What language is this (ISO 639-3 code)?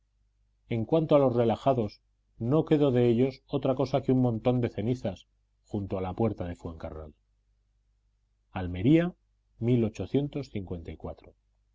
spa